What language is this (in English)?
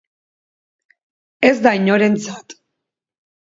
Basque